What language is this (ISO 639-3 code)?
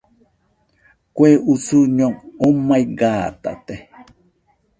hux